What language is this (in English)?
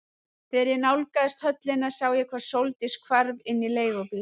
Icelandic